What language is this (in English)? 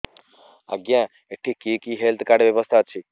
Odia